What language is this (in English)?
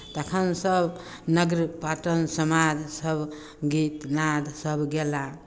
Maithili